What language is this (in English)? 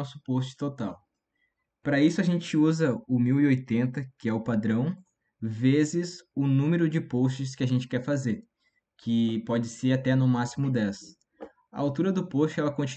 Portuguese